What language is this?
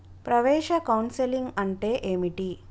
Telugu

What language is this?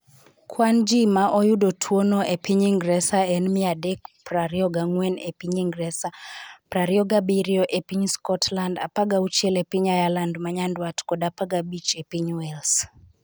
Luo (Kenya and Tanzania)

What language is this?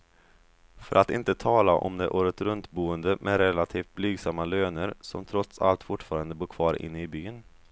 Swedish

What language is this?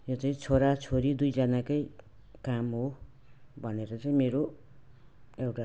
Nepali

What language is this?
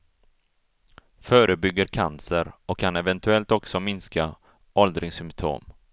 Swedish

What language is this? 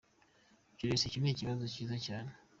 Kinyarwanda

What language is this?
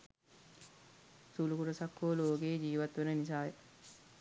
Sinhala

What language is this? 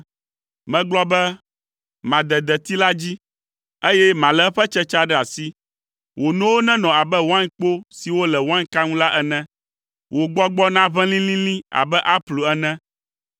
Ewe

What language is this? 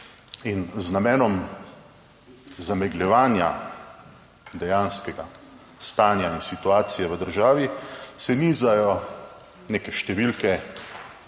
Slovenian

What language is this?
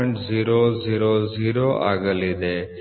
Kannada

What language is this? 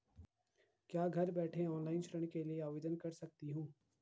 Hindi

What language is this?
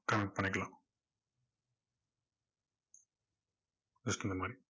Tamil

